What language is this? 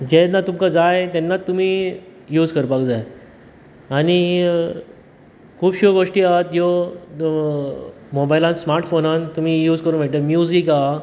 Konkani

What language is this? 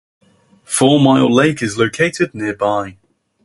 English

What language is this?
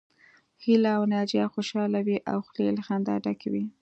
Pashto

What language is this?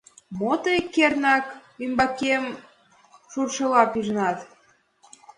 Mari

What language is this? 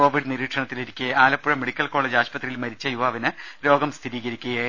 Malayalam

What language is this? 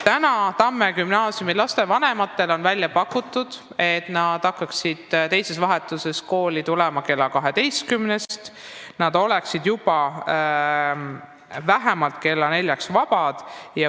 Estonian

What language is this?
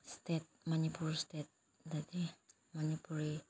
Manipuri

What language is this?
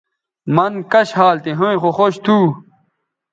Bateri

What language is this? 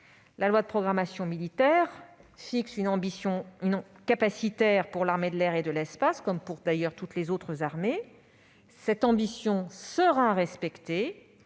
French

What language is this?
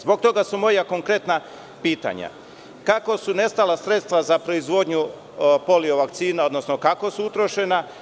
Serbian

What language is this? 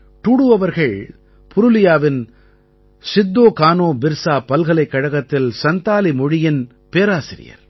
Tamil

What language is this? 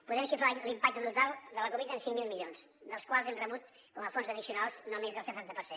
Catalan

